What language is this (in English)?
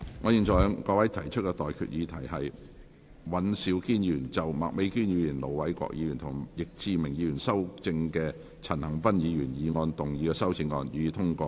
Cantonese